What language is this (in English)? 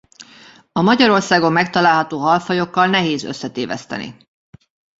Hungarian